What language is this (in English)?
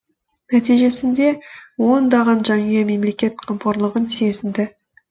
Kazakh